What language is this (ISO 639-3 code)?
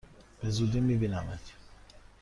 fas